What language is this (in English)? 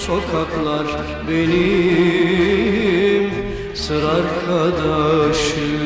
Turkish